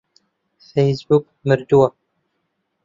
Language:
Central Kurdish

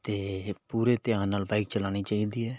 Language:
Punjabi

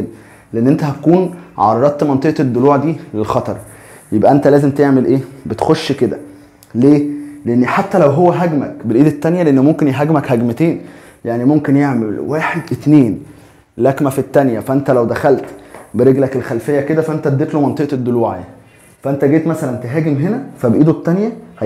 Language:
Arabic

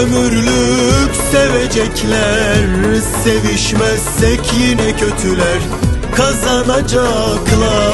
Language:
Turkish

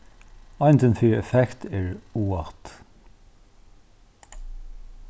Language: Faroese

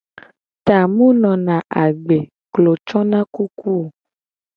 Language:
Gen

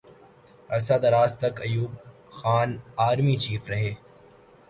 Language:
Urdu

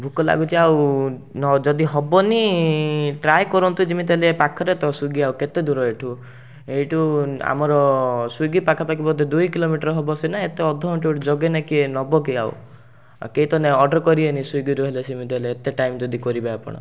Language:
Odia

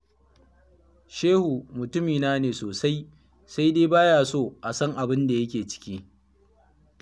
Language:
Hausa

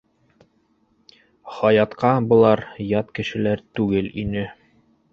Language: Bashkir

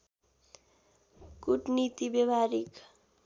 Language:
Nepali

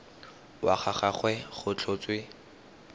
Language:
Tswana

